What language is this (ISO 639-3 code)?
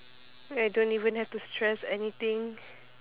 eng